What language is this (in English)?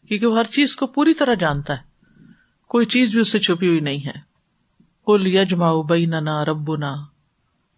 Urdu